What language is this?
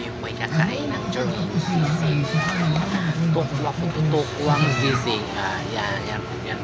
Filipino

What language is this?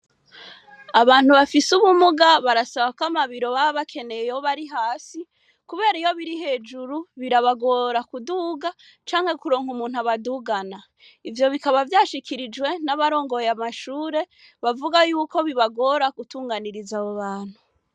Rundi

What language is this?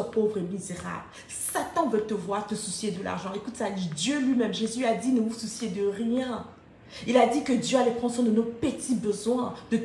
French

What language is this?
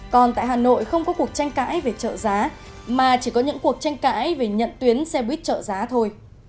Vietnamese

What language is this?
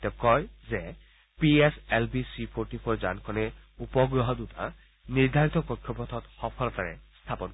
Assamese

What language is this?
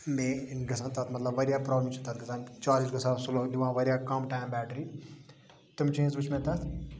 Kashmiri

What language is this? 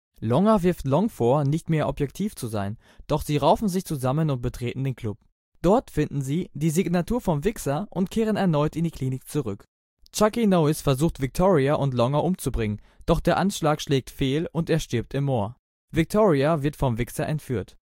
German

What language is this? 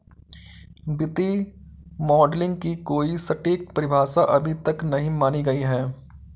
Hindi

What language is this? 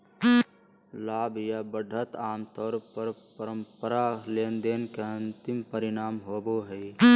Magahi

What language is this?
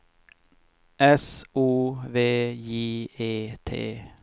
Swedish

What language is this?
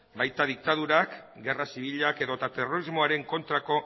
Basque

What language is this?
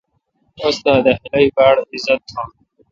Kalkoti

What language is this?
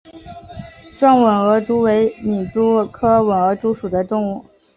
Chinese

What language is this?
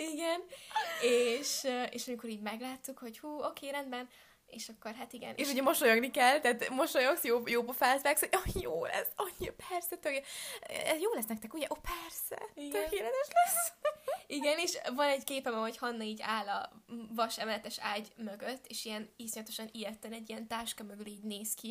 Hungarian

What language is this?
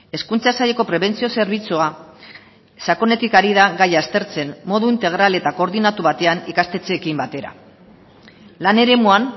Basque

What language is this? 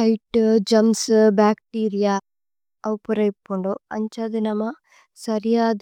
Tulu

